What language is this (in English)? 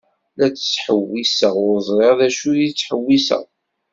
Kabyle